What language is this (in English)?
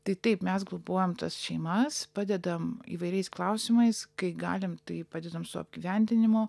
Lithuanian